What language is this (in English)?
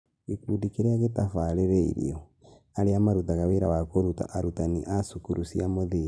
Kikuyu